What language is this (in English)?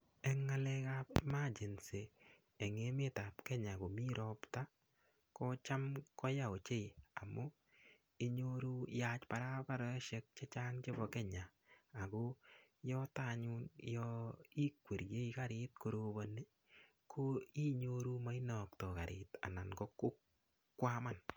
Kalenjin